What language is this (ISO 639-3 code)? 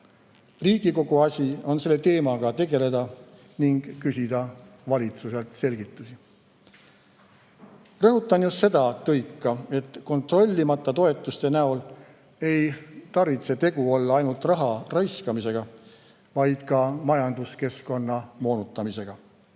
est